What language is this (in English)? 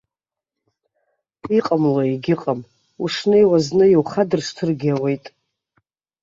Abkhazian